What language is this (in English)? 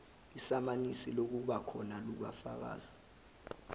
Zulu